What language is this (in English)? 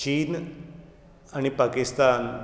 Konkani